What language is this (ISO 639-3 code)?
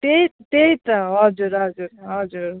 nep